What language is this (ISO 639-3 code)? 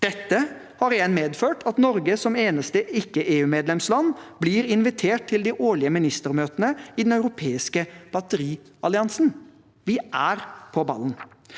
nor